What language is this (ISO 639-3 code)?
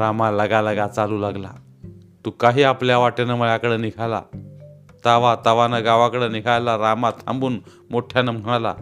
mar